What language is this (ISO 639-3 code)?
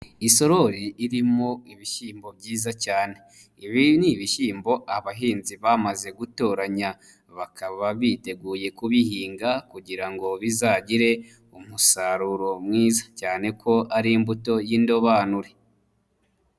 kin